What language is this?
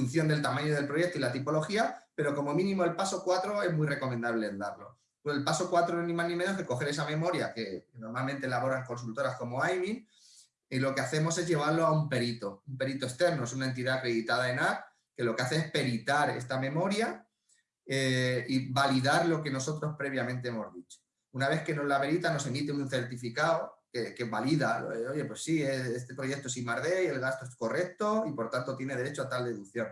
Spanish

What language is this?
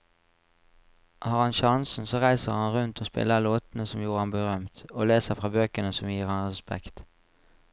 Norwegian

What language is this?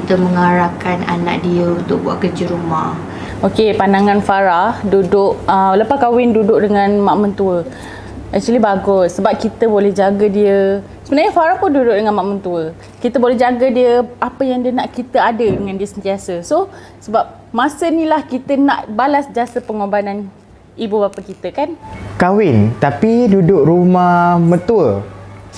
Malay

